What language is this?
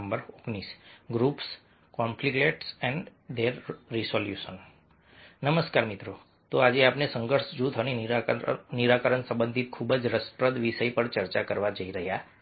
Gujarati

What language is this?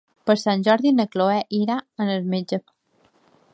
Catalan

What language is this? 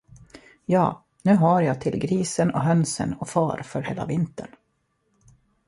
Swedish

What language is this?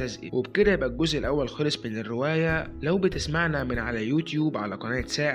Arabic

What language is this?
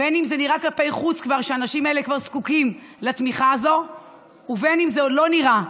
Hebrew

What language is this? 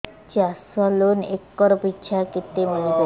Odia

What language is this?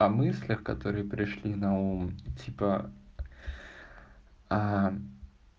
Russian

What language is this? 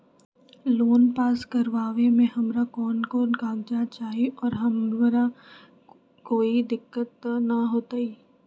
Magahi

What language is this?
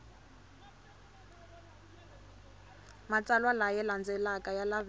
Tsonga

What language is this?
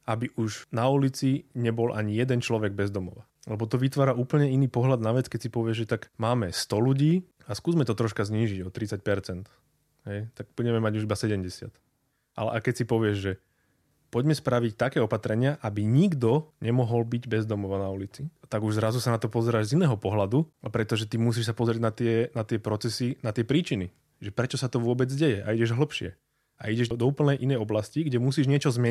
Slovak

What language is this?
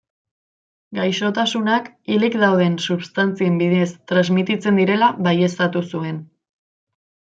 Basque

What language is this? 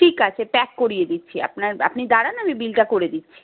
Bangla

